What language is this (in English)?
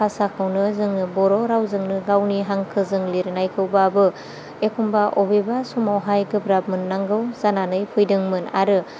Bodo